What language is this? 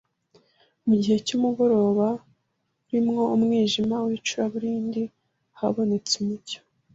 Kinyarwanda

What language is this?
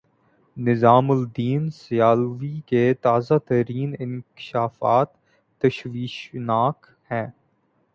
Urdu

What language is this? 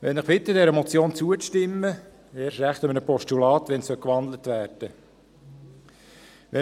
Swiss German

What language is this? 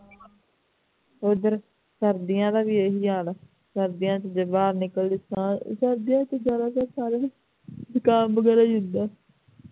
Punjabi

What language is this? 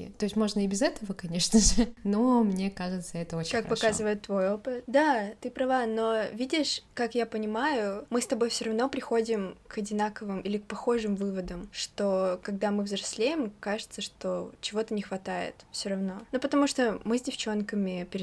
Russian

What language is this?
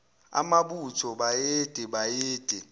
Zulu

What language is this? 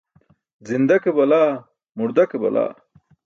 Burushaski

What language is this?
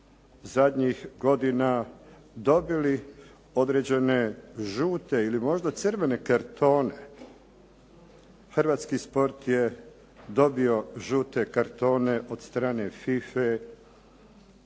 Croatian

